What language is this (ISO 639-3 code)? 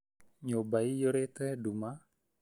kik